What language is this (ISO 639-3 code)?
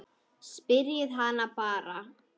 isl